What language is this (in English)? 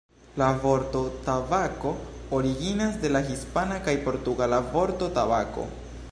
Esperanto